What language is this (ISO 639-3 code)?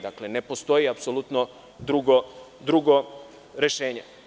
srp